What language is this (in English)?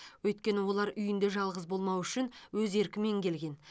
Kazakh